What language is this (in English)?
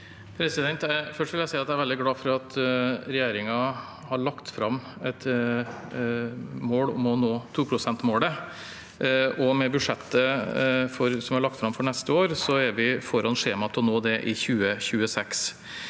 Norwegian